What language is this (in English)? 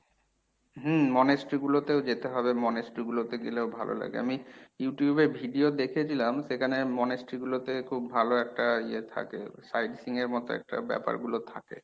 Bangla